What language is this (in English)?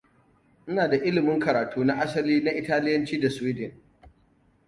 Hausa